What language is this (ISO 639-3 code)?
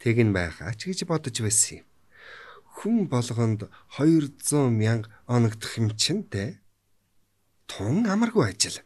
tur